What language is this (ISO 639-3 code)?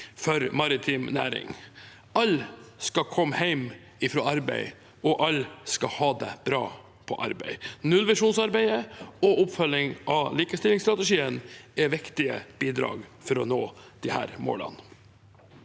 nor